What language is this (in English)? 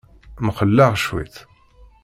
Kabyle